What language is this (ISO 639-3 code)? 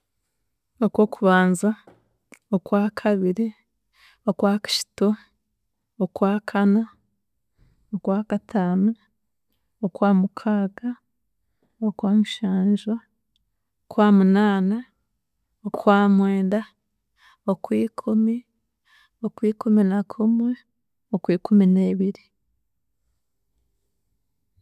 cgg